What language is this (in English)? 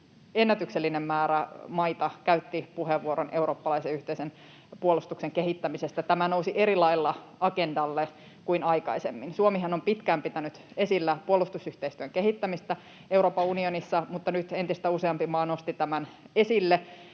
Finnish